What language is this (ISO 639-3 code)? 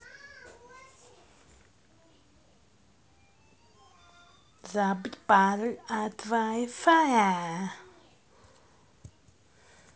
rus